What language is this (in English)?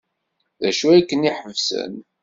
Kabyle